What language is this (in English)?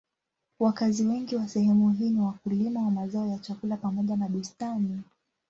Swahili